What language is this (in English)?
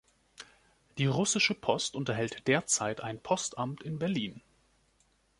German